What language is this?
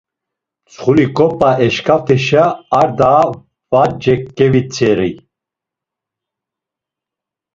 Laz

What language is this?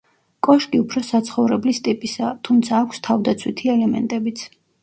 Georgian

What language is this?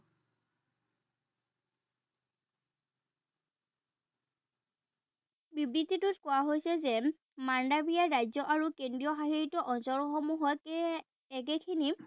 Assamese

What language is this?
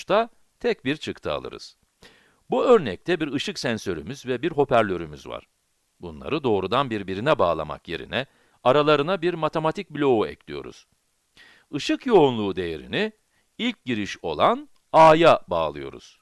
Turkish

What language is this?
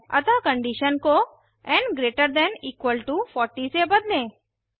Hindi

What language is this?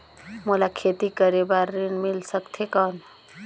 Chhattisgarhi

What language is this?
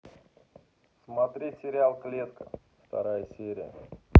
Russian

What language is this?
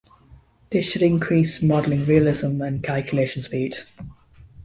English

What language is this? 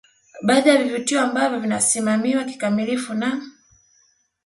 Swahili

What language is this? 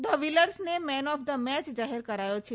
Gujarati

